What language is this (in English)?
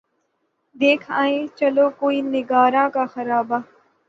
Urdu